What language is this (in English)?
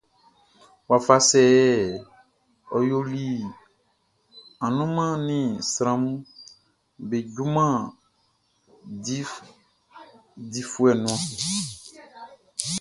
Baoulé